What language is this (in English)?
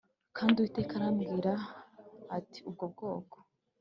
Kinyarwanda